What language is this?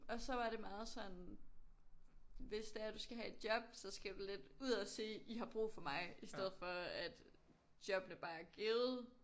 Danish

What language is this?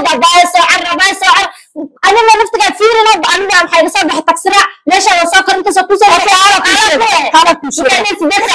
Arabic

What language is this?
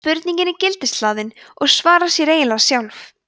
Icelandic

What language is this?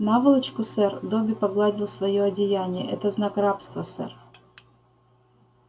Russian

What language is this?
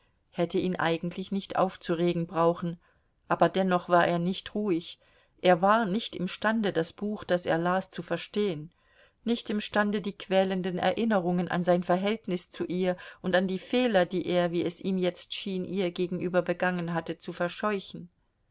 German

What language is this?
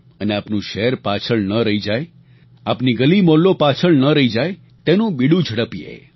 Gujarati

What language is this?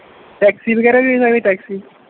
Punjabi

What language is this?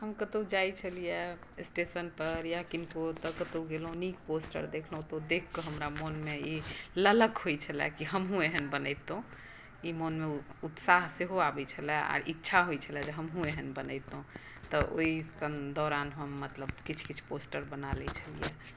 Maithili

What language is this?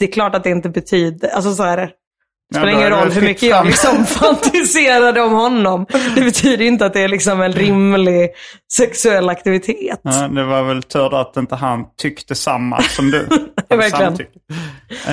Swedish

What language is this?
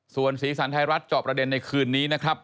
Thai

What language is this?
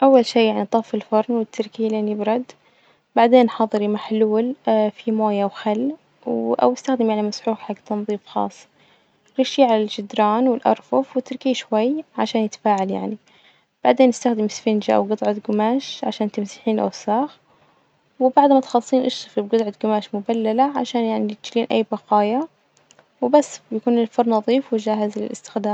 Najdi Arabic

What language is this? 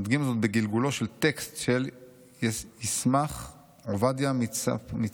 Hebrew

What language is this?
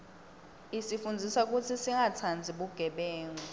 Swati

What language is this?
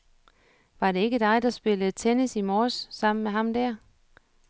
Danish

